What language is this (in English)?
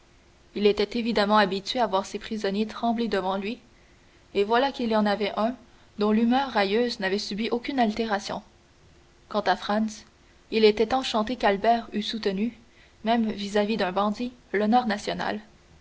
French